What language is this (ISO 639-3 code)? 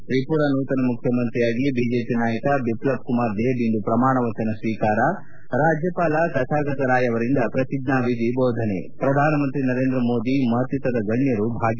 kan